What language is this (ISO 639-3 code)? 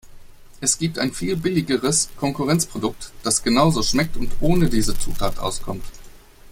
deu